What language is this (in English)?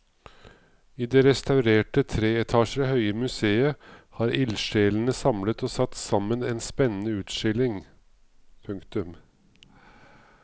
Norwegian